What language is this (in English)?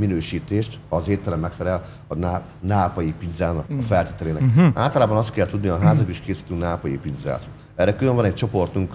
Hungarian